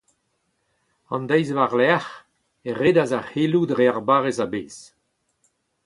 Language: Breton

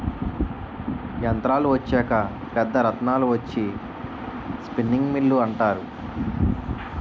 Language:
Telugu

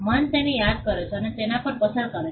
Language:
Gujarati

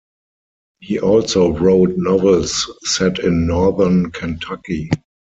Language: English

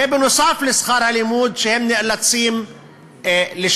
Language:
Hebrew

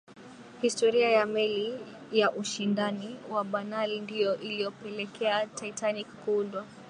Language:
Swahili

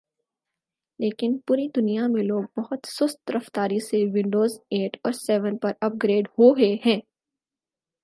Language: Urdu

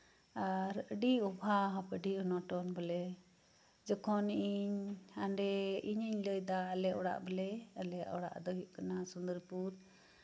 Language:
Santali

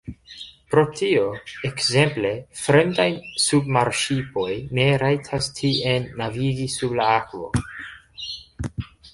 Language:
Esperanto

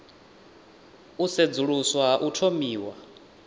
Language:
Venda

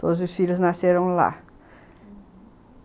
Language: Portuguese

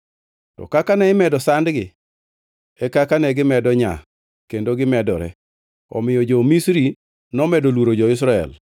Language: Luo (Kenya and Tanzania)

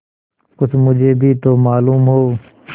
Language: Hindi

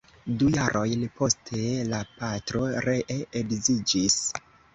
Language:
Esperanto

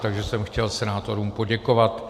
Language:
Czech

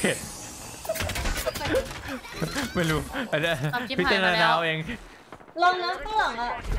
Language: Thai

